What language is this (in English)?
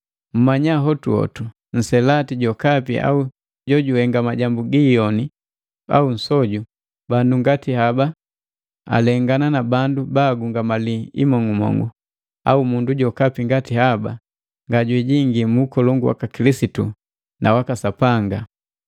Matengo